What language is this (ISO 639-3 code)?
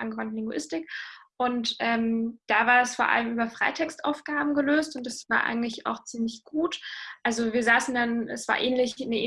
deu